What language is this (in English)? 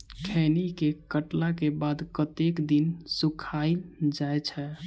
Maithili